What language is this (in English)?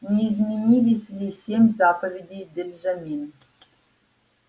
Russian